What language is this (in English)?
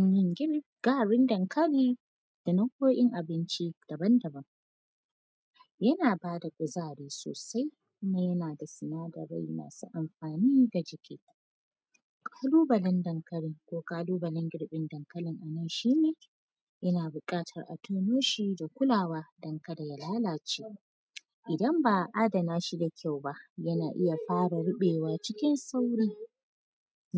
Hausa